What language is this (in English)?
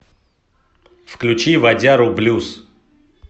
Russian